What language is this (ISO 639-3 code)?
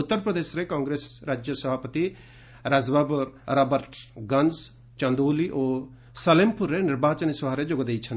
ori